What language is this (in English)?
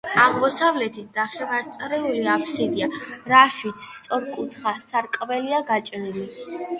Georgian